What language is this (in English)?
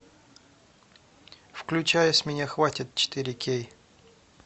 Russian